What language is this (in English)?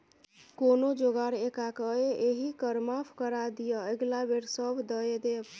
Maithili